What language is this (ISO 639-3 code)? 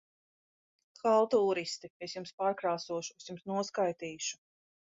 lav